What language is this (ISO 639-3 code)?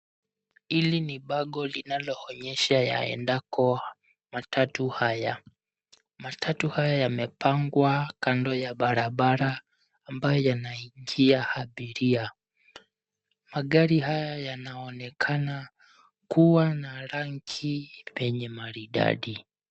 swa